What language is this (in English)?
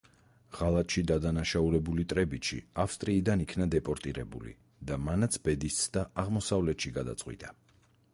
Georgian